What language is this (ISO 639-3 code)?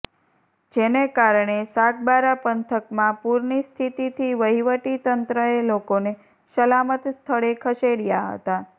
guj